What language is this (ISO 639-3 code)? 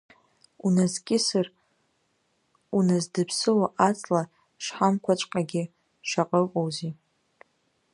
abk